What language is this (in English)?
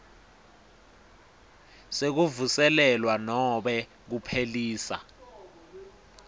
Swati